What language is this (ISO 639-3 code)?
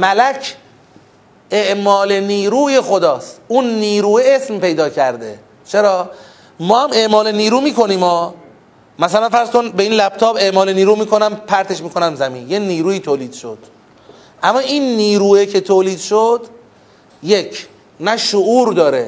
fas